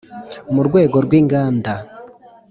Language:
Kinyarwanda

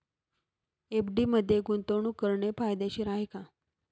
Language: Marathi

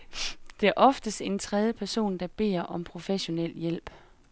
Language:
Danish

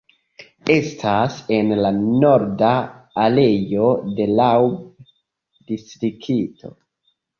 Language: Esperanto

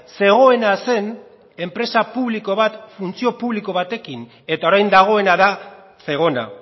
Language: Basque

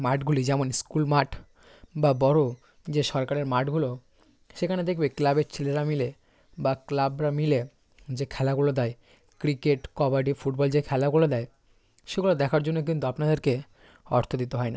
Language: Bangla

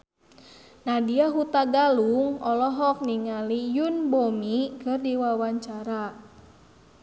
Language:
Sundanese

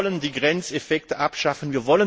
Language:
German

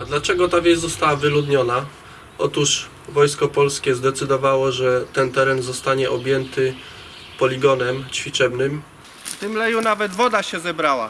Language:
Polish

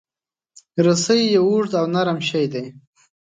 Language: Pashto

